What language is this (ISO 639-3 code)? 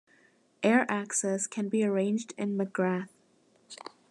eng